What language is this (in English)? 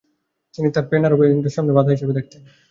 Bangla